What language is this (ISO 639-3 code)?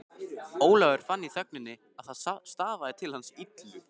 isl